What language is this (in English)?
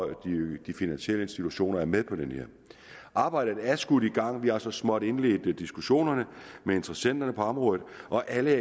Danish